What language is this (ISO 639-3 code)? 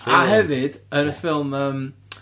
cym